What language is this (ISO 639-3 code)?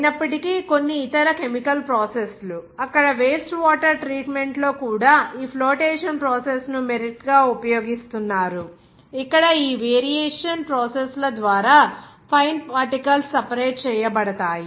tel